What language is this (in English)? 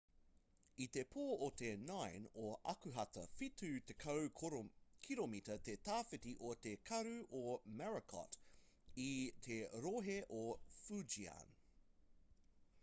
Māori